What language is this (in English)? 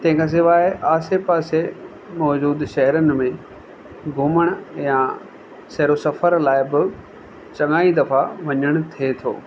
Sindhi